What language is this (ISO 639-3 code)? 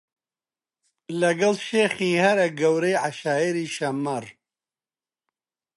ckb